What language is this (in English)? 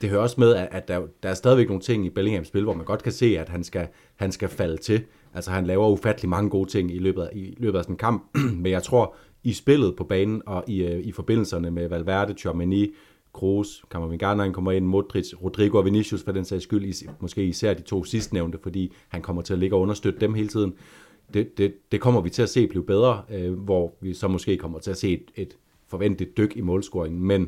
Danish